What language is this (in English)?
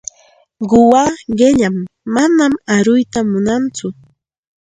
Santa Ana de Tusi Pasco Quechua